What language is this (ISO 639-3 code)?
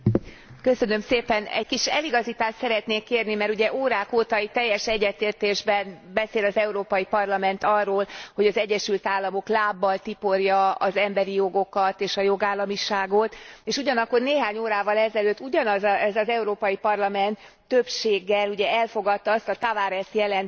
hun